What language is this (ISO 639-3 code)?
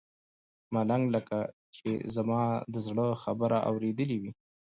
pus